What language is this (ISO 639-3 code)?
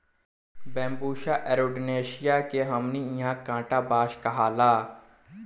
bho